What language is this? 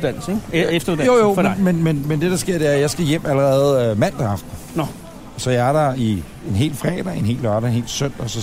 Danish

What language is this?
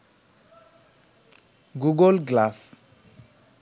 Bangla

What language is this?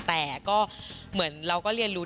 Thai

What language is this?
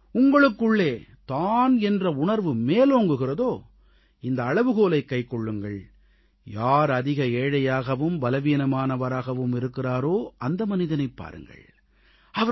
Tamil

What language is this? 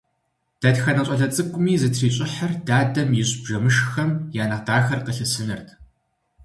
Kabardian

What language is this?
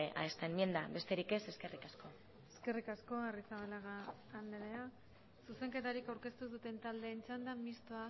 Basque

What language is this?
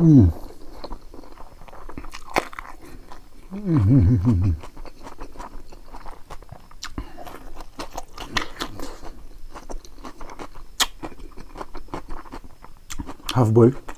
Hindi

